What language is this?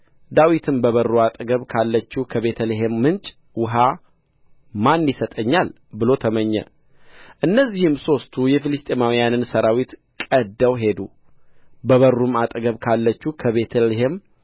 Amharic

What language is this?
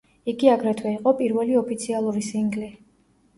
Georgian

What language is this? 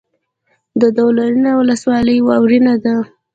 Pashto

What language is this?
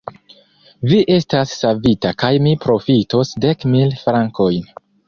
Esperanto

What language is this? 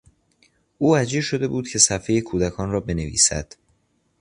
Persian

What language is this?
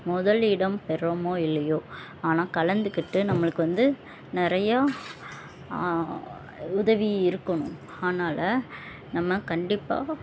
Tamil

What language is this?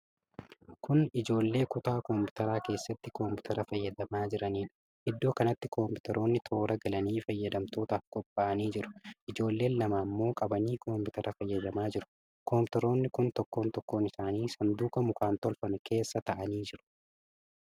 Oromo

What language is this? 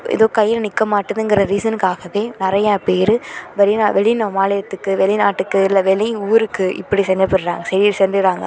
Tamil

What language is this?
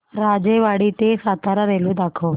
Marathi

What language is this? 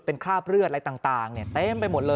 Thai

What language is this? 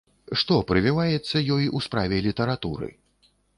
Belarusian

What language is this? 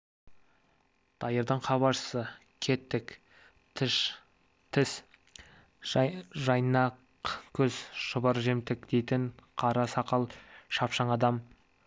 Kazakh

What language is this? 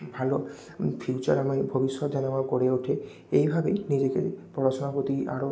Bangla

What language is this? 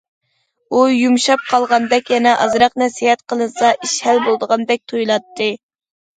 Uyghur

